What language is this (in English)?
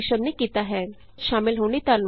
Punjabi